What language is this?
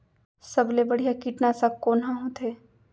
Chhattisgarhi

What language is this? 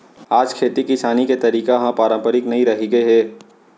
Chhattisgarhi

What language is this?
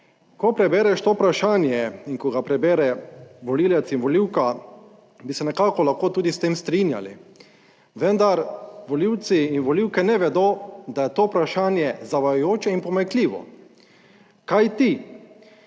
Slovenian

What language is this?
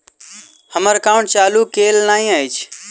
Maithili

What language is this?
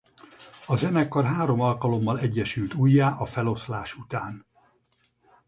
Hungarian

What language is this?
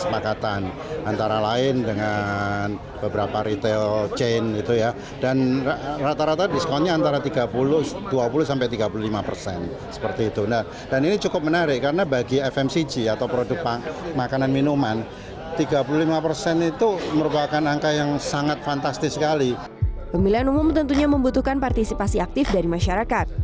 Indonesian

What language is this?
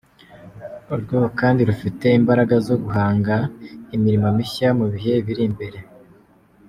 Kinyarwanda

